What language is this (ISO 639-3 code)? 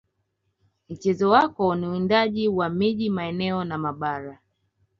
swa